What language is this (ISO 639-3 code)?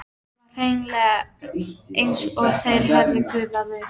isl